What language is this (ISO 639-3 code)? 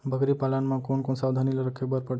hne